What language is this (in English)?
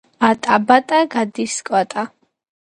Georgian